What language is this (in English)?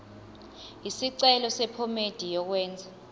Zulu